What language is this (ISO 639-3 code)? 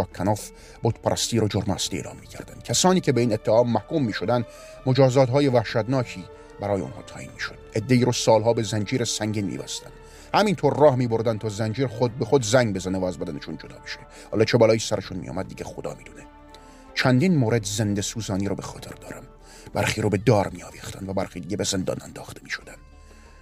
fas